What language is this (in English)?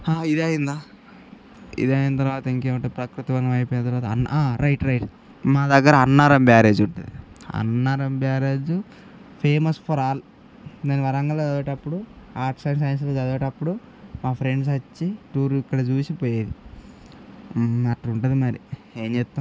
Telugu